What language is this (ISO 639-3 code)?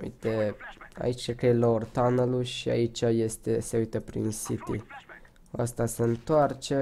ron